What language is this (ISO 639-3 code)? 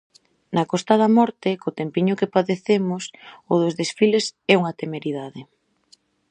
glg